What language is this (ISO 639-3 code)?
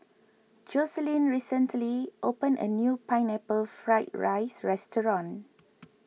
eng